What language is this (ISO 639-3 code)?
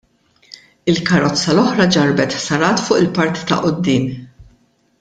mlt